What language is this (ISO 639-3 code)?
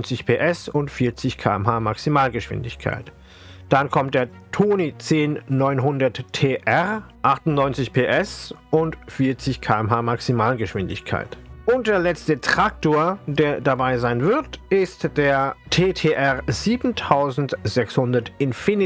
deu